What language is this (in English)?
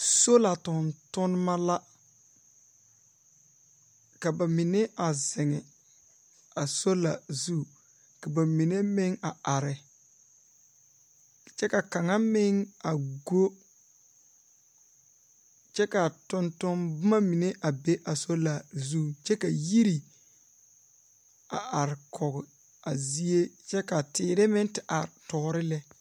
Southern Dagaare